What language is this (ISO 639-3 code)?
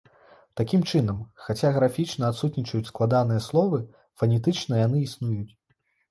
bel